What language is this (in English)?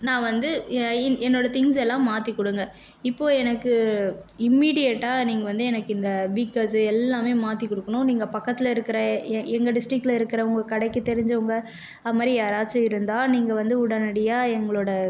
Tamil